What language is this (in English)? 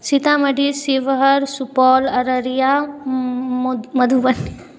Maithili